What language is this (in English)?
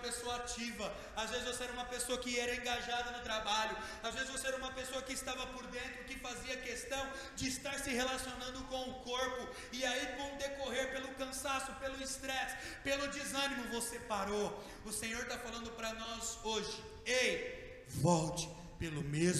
Portuguese